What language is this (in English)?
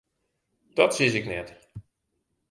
Western Frisian